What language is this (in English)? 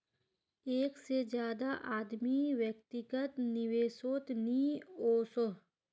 Magahi